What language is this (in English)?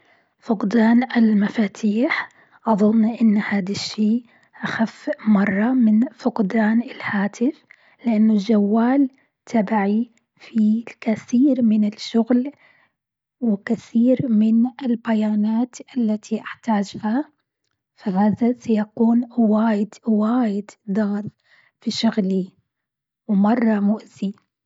Gulf Arabic